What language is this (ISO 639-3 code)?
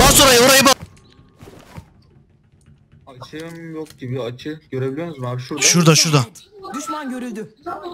tur